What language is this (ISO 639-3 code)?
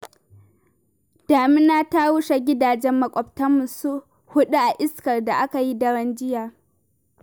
hau